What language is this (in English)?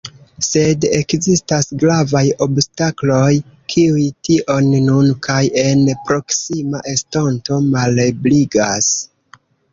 Esperanto